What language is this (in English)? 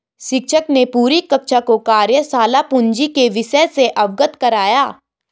Hindi